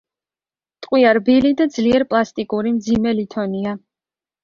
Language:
Georgian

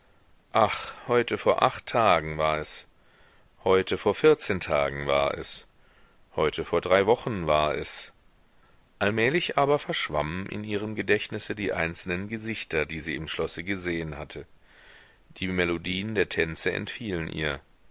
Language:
German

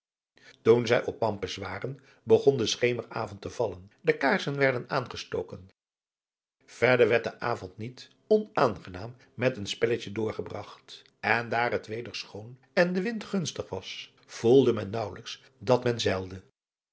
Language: Dutch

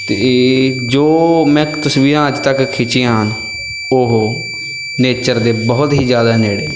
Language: Punjabi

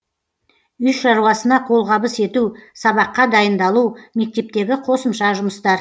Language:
Kazakh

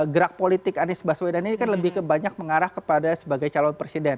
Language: Indonesian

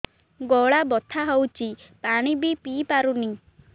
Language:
Odia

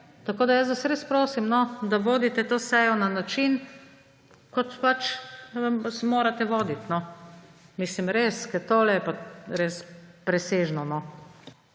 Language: Slovenian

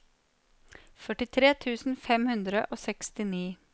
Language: Norwegian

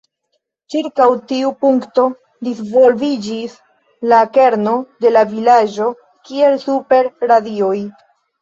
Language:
Esperanto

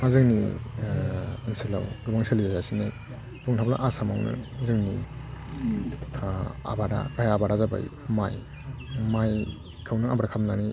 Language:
Bodo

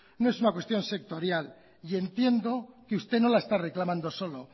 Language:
Spanish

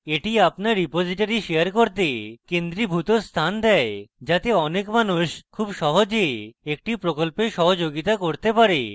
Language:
Bangla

